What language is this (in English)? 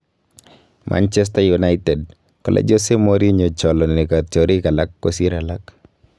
Kalenjin